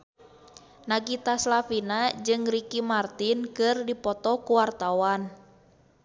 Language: Sundanese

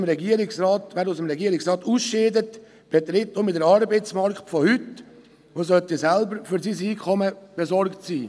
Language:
Swiss German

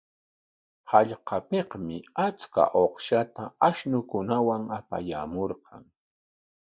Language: Corongo Ancash Quechua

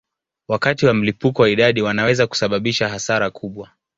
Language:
Swahili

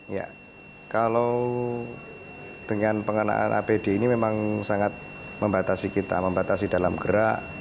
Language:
Indonesian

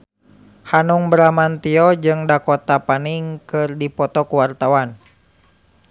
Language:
Sundanese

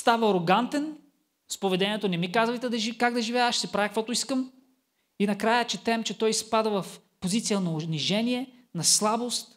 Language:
Bulgarian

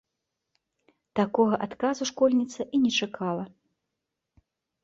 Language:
Belarusian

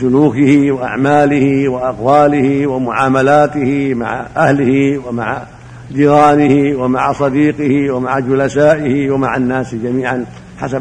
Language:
Arabic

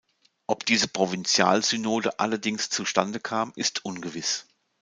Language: German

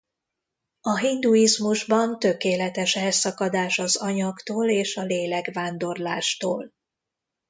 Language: Hungarian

